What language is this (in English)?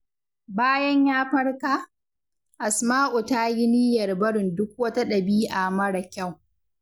Hausa